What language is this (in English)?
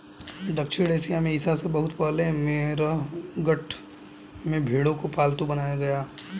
Hindi